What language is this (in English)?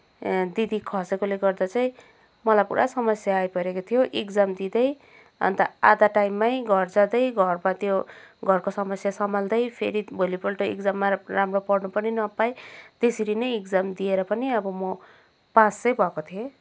Nepali